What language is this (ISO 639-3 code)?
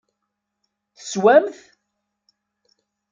kab